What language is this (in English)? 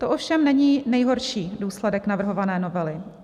Czech